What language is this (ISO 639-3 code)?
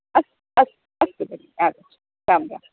san